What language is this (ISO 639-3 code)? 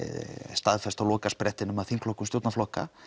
isl